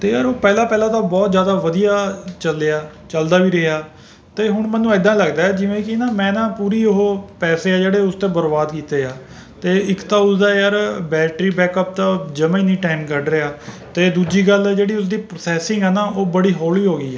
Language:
Punjabi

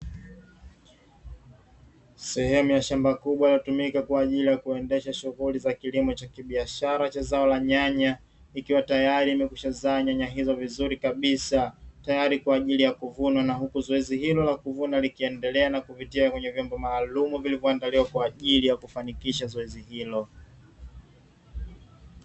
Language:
Swahili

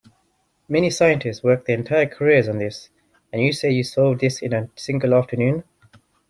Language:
English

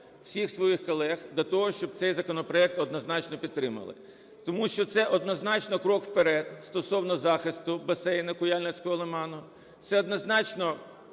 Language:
Ukrainian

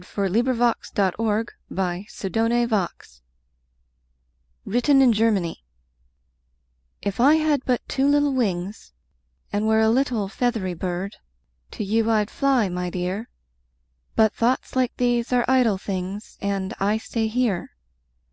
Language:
English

